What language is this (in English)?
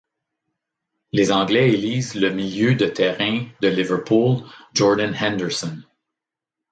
French